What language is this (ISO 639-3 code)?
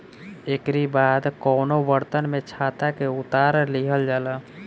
bho